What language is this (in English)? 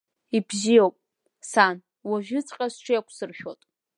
Abkhazian